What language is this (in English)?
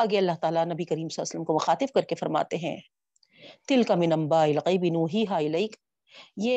Urdu